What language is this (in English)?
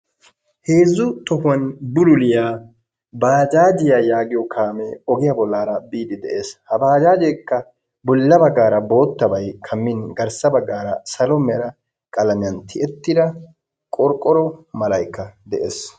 Wolaytta